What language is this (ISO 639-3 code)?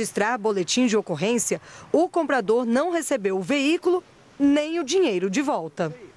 por